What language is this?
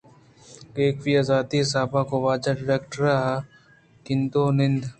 Eastern Balochi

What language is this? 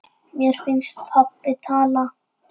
Icelandic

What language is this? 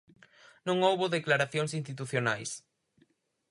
Galician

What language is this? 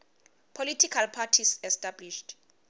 Swati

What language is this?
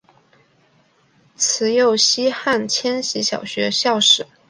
Chinese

